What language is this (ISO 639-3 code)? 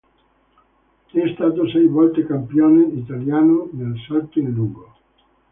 ita